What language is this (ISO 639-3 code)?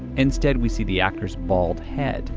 eng